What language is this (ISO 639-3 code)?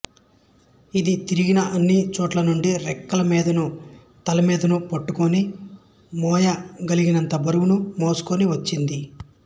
tel